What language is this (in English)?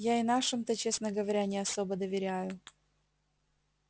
Russian